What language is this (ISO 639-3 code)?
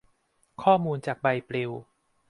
tha